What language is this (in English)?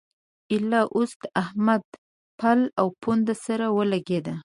Pashto